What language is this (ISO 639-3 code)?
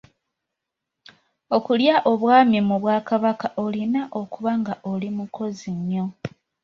lug